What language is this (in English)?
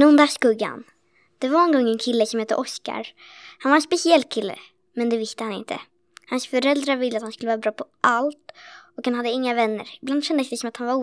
Swedish